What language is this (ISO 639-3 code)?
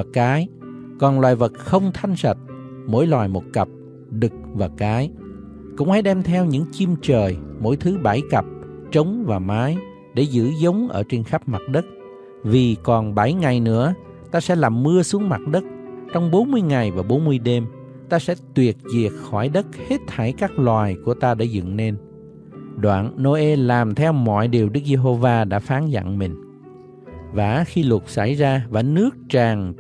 vie